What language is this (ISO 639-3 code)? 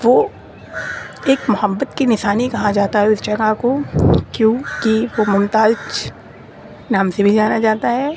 urd